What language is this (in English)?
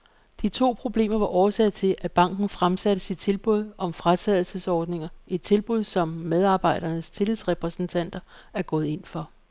Danish